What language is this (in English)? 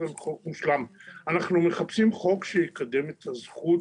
Hebrew